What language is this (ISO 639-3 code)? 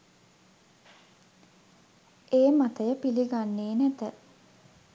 sin